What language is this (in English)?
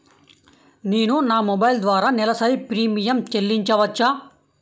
Telugu